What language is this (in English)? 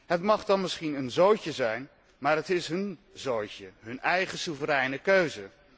Dutch